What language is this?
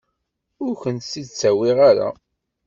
Kabyle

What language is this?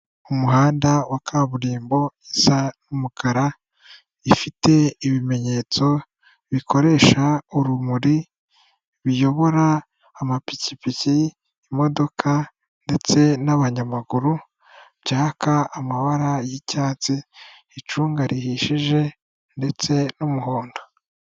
Kinyarwanda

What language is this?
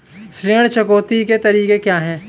Hindi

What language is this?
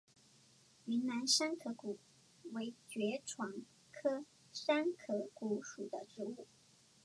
Chinese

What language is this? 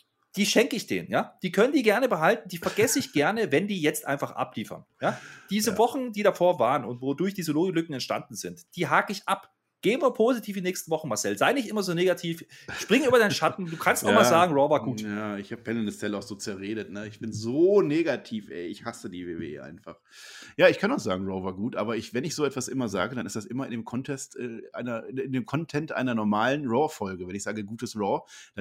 German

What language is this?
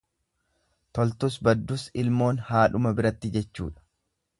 Oromo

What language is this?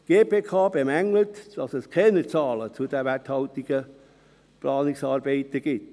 Swiss German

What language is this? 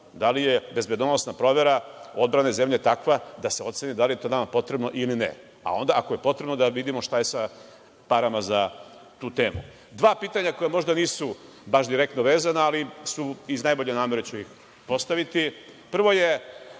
Serbian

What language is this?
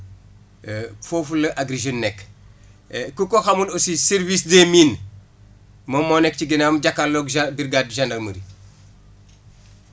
Wolof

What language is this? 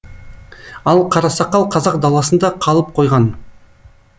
Kazakh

